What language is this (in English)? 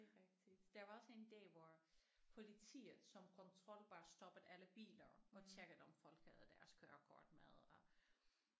Danish